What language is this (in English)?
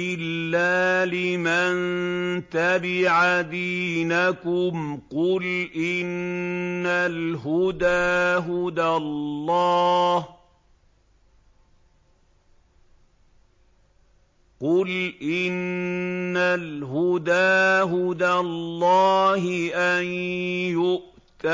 Arabic